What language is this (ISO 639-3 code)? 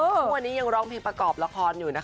tha